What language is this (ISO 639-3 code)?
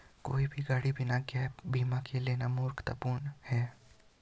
hin